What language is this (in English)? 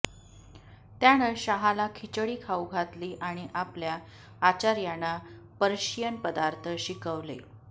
Marathi